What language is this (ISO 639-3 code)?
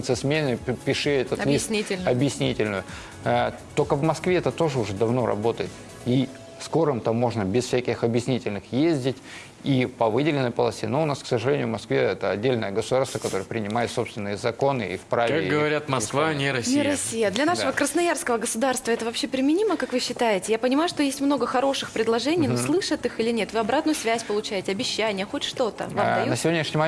rus